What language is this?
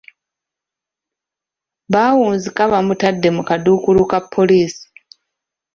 Ganda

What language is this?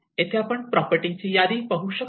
Marathi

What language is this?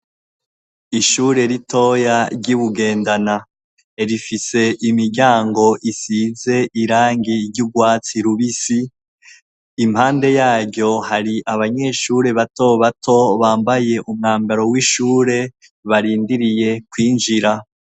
Rundi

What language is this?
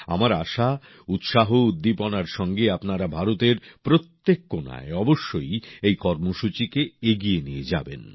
Bangla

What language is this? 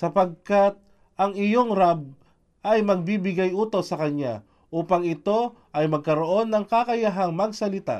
Filipino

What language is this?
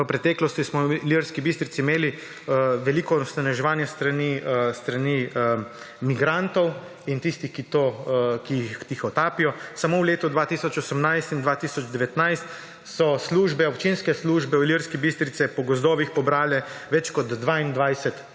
Slovenian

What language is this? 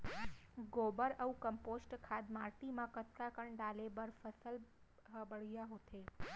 Chhattisgarhi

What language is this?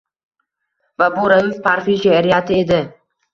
Uzbek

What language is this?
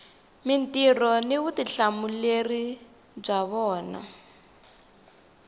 Tsonga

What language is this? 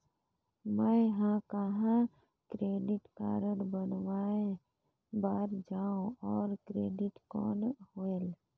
Chhattisgarhi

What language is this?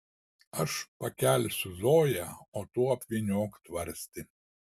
Lithuanian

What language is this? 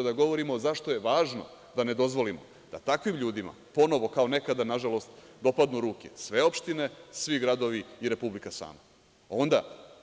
Serbian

